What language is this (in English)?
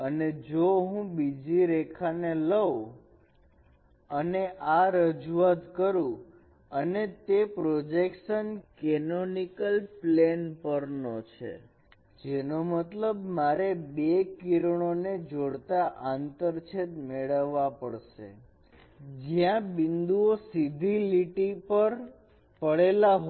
Gujarati